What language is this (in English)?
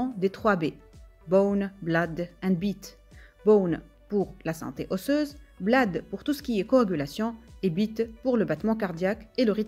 French